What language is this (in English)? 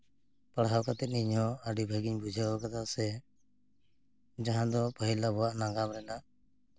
Santali